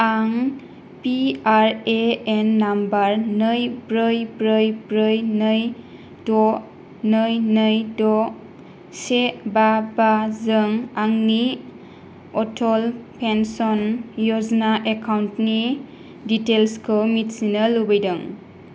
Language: Bodo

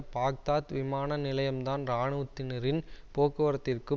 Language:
Tamil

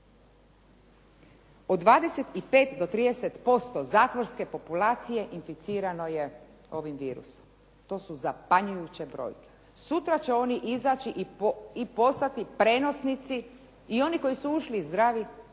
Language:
Croatian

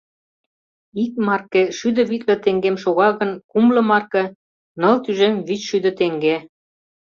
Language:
Mari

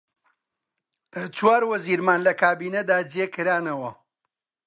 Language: Central Kurdish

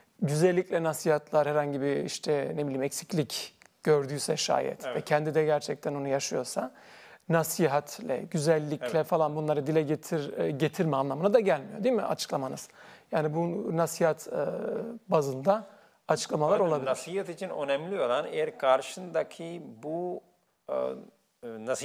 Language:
Turkish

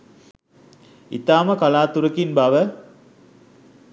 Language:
Sinhala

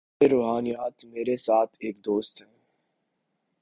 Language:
Urdu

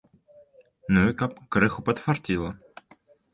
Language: Belarusian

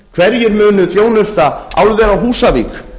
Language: Icelandic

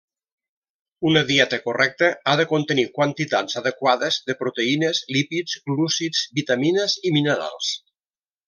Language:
Catalan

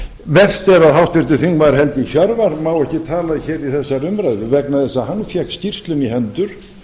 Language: Icelandic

